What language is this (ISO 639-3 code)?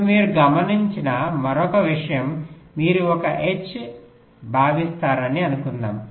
tel